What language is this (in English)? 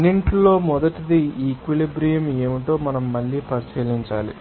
Telugu